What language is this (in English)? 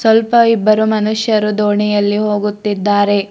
Kannada